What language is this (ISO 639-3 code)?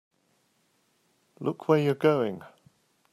eng